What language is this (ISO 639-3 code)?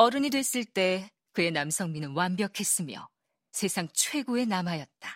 kor